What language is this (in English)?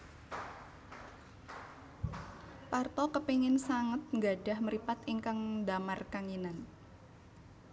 Javanese